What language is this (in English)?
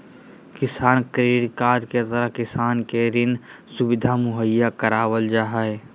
Magahi